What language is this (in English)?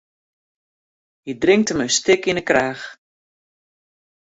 Western Frisian